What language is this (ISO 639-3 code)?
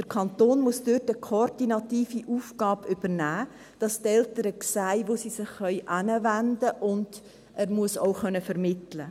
gsw